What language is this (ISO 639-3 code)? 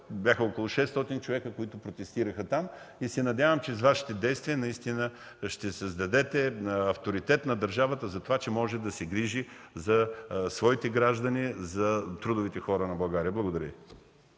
bul